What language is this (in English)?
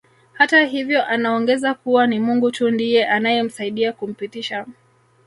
Swahili